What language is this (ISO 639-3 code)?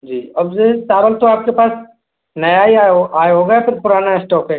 hin